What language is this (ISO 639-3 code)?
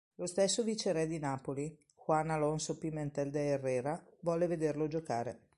ita